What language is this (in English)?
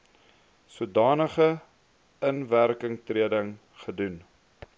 Afrikaans